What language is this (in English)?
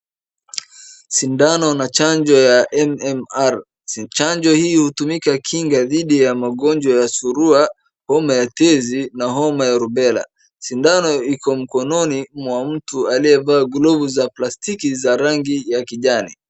Swahili